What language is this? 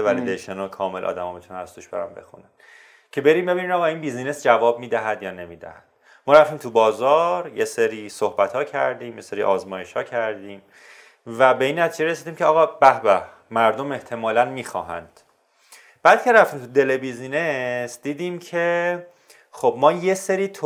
Persian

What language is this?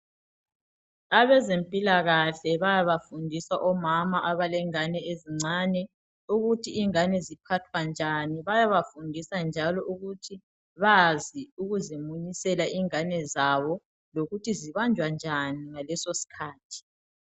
North Ndebele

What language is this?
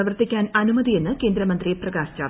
Malayalam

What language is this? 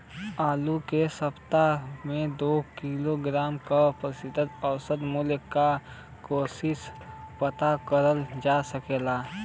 Bhojpuri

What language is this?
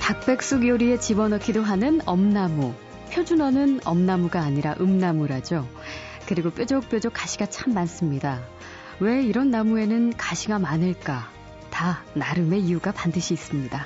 Korean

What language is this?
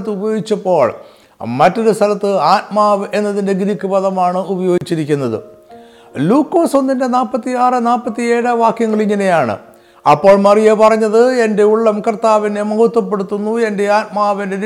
Malayalam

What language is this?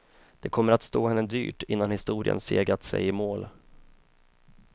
Swedish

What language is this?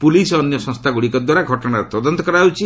Odia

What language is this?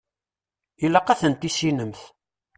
Kabyle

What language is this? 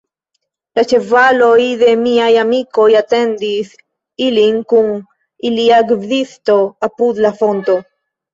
Esperanto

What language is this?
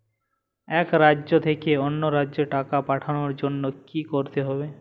Bangla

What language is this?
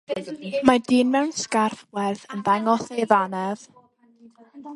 Welsh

